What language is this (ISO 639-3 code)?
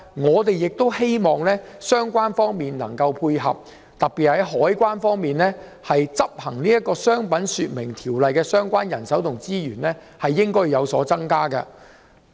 yue